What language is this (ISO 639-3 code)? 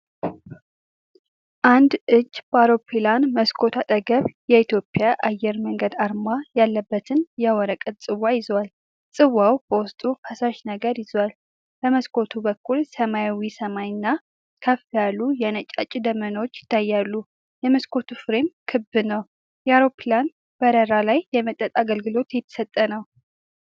amh